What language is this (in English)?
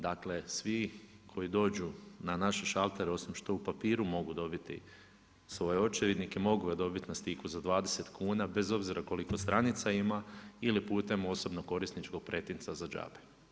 Croatian